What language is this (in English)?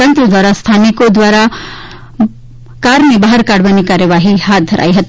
Gujarati